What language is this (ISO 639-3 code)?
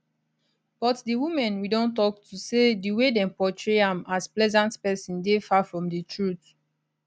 pcm